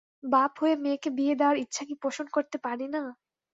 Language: Bangla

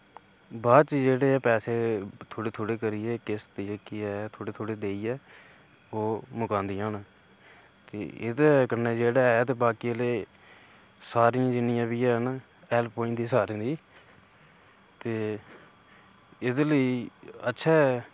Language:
Dogri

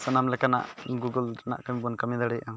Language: Santali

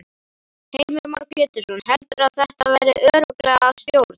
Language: Icelandic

